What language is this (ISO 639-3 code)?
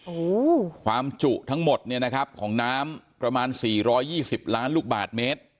tha